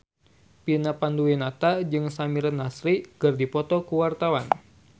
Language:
Sundanese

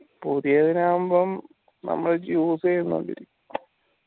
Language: Malayalam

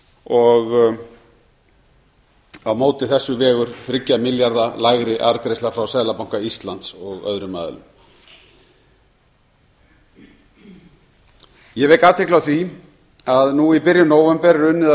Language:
Icelandic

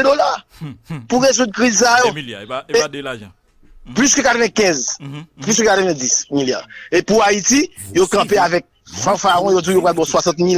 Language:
French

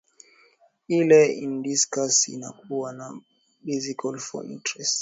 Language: Swahili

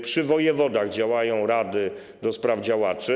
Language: Polish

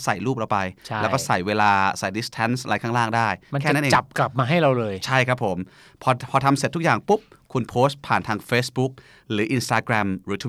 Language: Thai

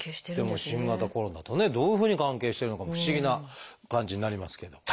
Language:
Japanese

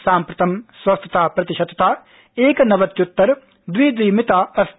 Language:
Sanskrit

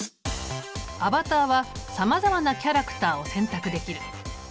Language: Japanese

